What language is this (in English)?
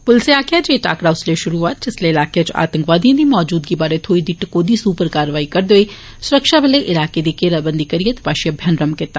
Dogri